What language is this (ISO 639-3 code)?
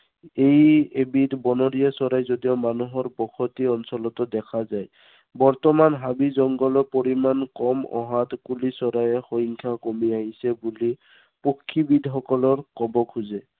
asm